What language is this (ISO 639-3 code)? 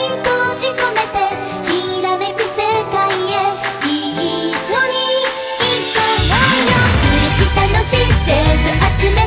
kor